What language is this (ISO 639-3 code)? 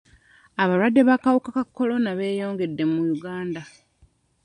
lug